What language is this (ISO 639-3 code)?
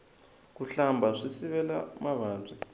tso